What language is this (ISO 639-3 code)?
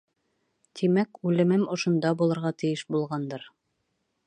bak